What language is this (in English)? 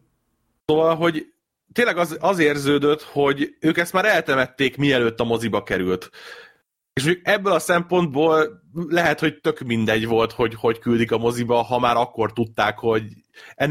Hungarian